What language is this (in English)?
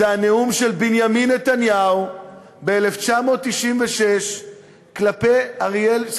Hebrew